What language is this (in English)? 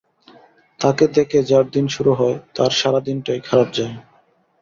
Bangla